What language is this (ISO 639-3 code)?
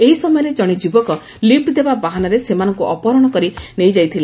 ori